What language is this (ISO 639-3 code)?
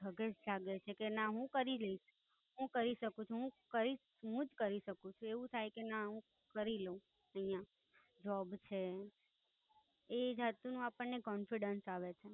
guj